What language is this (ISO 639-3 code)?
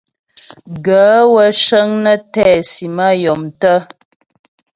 bbj